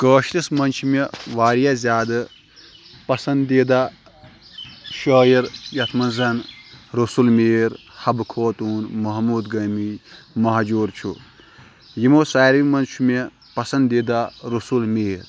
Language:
Kashmiri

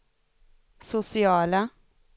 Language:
Swedish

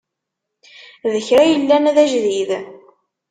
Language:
Kabyle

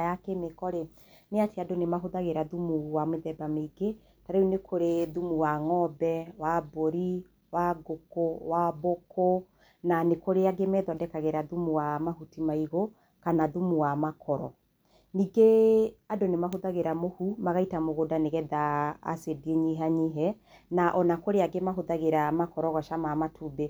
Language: Kikuyu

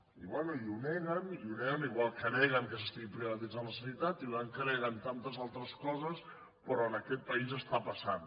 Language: Catalan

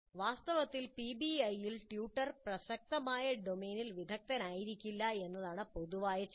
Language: Malayalam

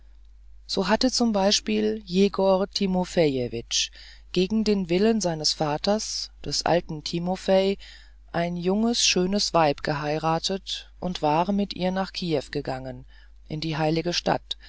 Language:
German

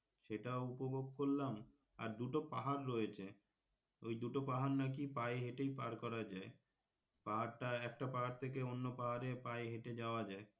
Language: Bangla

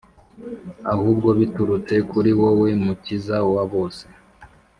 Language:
Kinyarwanda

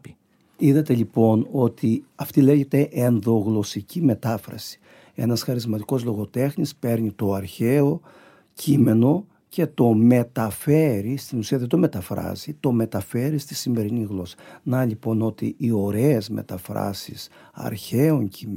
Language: Greek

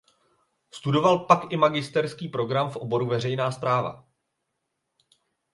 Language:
Czech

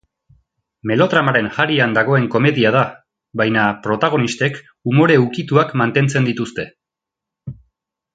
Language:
Basque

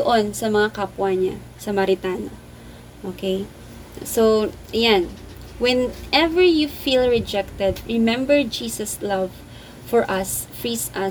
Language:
Filipino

